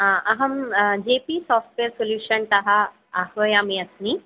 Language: Sanskrit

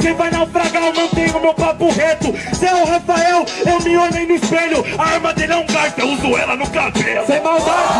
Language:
Portuguese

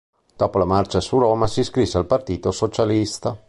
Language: Italian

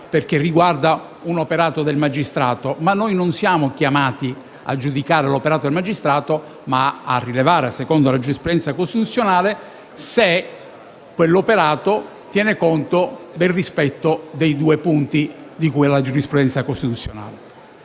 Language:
Italian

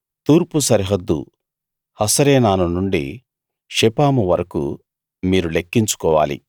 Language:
Telugu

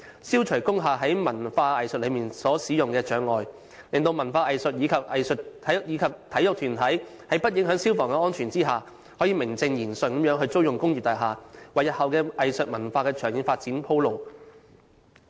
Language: Cantonese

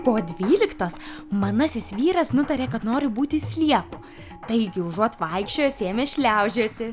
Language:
Lithuanian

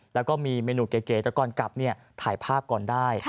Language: Thai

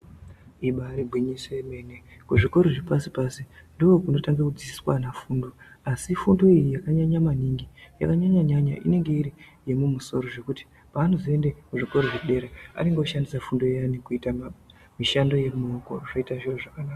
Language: Ndau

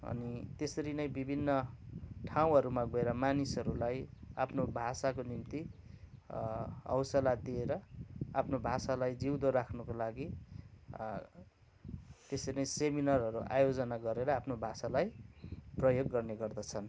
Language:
Nepali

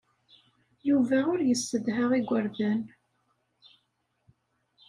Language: Kabyle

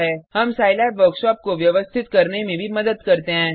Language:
Hindi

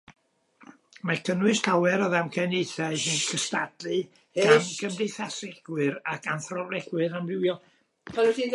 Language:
Welsh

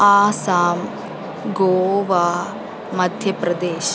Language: Malayalam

